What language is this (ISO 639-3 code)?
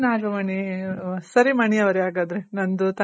kan